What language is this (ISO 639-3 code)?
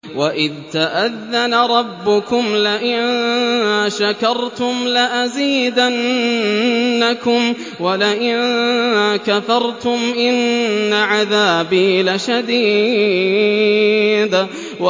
ara